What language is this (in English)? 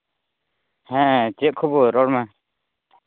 Santali